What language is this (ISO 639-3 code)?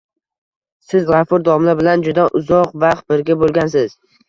uzb